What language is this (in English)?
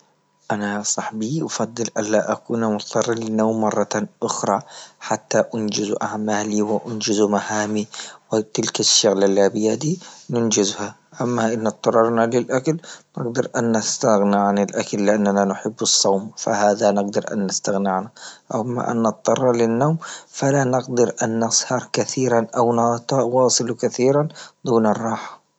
Libyan Arabic